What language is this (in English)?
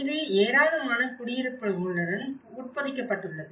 Tamil